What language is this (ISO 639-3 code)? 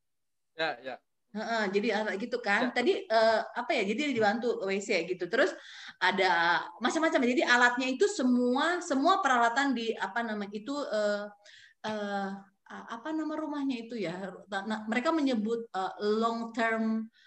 ind